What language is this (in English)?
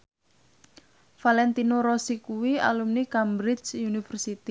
Javanese